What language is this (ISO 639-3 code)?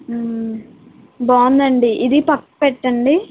tel